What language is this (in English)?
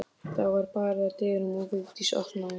Icelandic